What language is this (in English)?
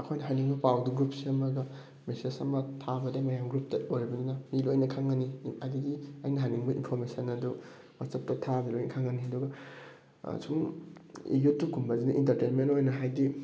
Manipuri